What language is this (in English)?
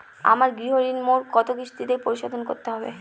Bangla